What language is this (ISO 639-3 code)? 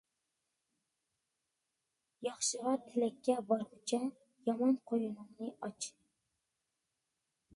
uig